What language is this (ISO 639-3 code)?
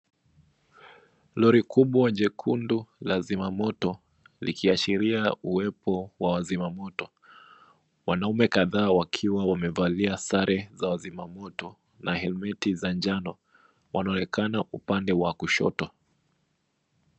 swa